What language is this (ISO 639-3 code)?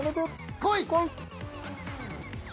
jpn